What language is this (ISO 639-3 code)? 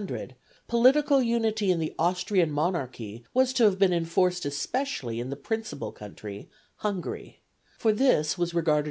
eng